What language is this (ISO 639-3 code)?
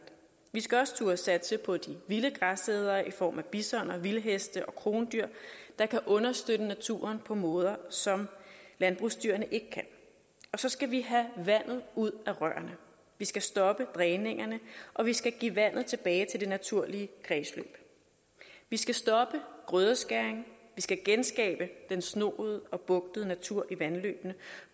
dan